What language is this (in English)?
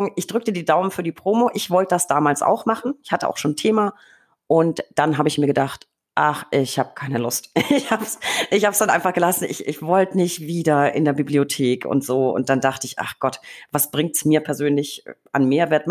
German